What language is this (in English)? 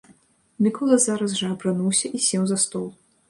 Belarusian